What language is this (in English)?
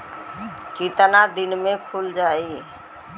Bhojpuri